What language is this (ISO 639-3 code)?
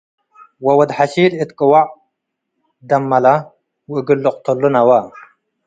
tig